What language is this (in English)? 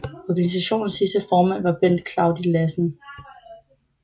Danish